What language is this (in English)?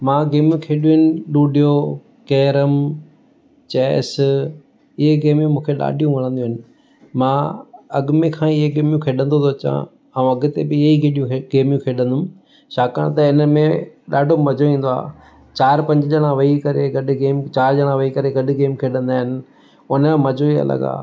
Sindhi